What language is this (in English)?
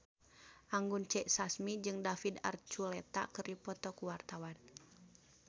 Sundanese